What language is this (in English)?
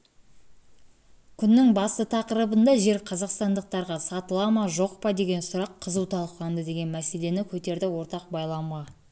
Kazakh